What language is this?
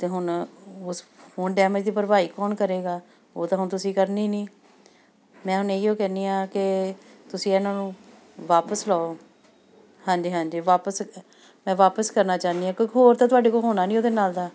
Punjabi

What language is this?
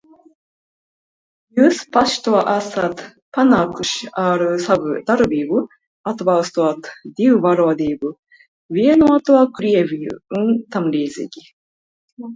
Latvian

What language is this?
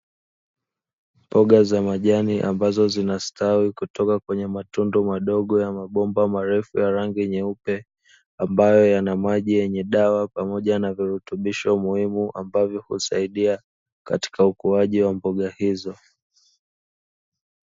Swahili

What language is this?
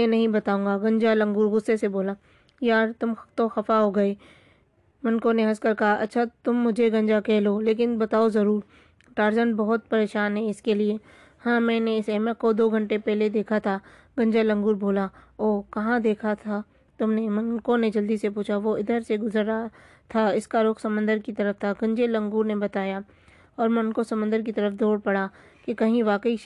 Urdu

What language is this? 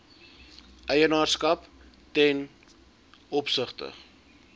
Afrikaans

